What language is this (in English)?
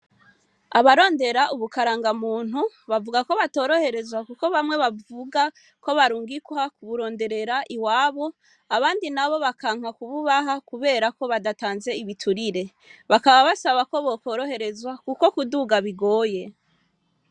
Rundi